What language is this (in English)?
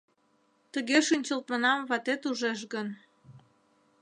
Mari